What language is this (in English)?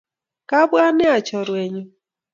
Kalenjin